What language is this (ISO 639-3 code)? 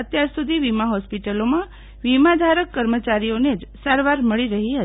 guj